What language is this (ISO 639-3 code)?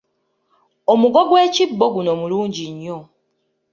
lug